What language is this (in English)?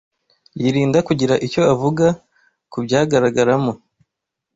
Kinyarwanda